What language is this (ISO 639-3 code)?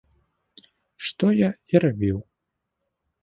bel